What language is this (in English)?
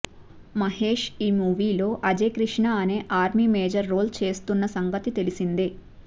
Telugu